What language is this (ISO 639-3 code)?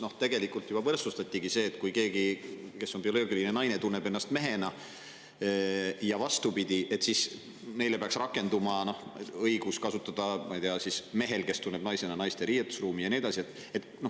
est